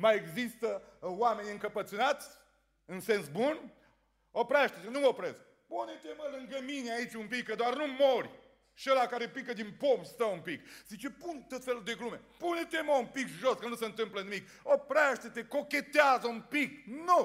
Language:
Romanian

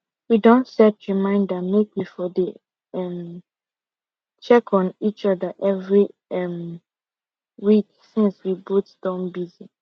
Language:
Nigerian Pidgin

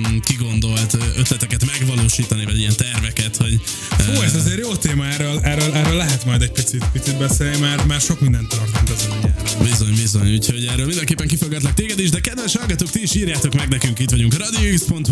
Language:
Hungarian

